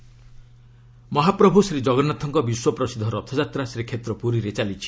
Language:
Odia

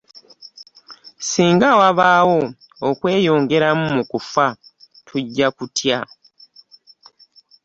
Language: Ganda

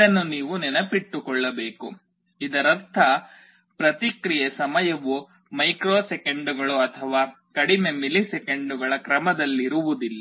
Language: Kannada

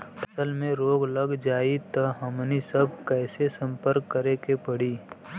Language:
Bhojpuri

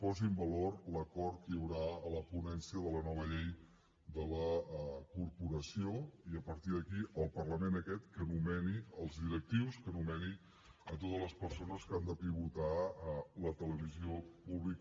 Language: Catalan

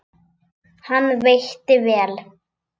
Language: Icelandic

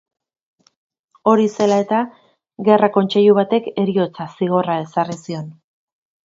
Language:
Basque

